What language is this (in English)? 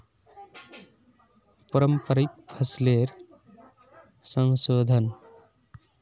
Magahi